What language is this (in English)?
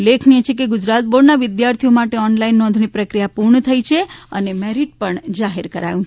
Gujarati